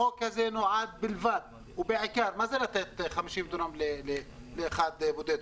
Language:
Hebrew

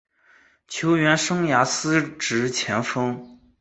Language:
Chinese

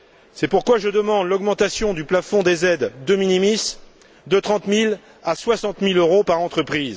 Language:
French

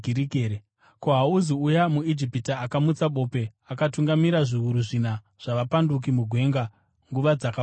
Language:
Shona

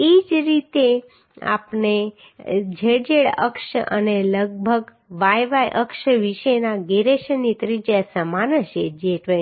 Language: Gujarati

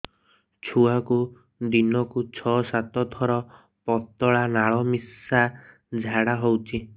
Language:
Odia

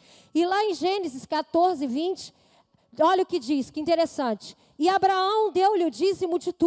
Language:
Portuguese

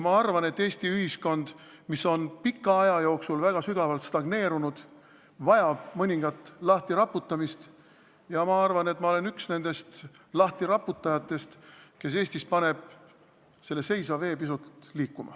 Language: Estonian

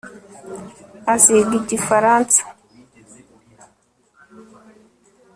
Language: Kinyarwanda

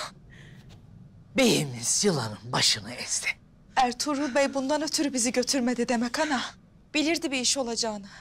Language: Turkish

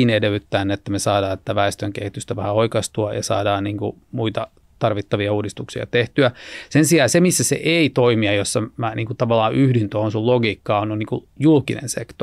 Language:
Finnish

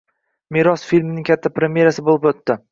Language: Uzbek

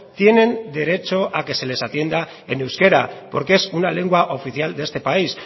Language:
Spanish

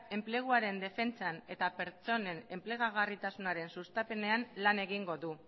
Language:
Basque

